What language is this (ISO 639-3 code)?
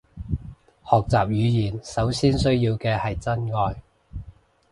yue